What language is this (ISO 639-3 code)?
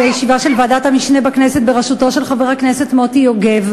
heb